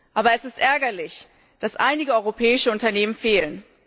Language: German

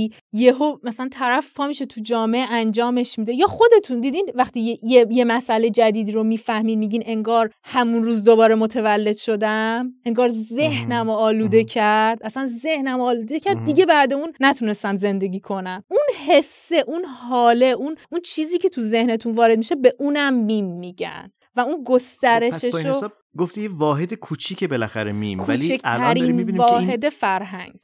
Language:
Persian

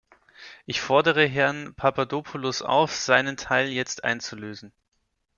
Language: German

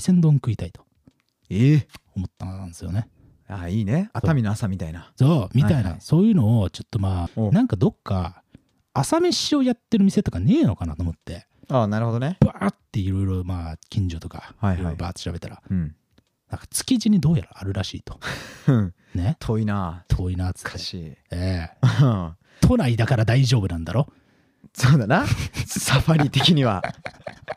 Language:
Japanese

